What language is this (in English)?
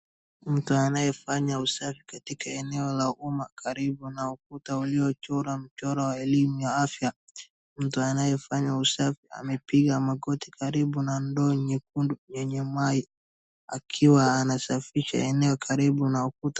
Swahili